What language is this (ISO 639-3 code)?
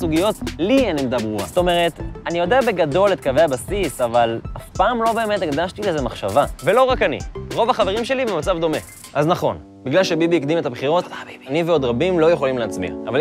heb